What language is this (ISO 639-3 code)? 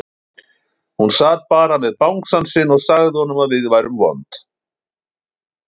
isl